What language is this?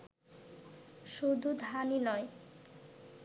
Bangla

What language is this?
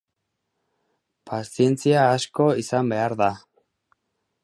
Basque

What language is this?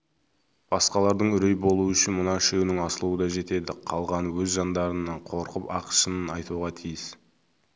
Kazakh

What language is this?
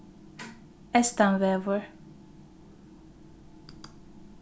Faroese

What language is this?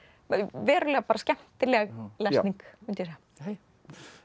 Icelandic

